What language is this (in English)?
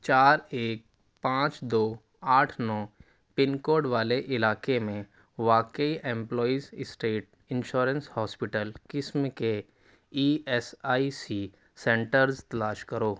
Urdu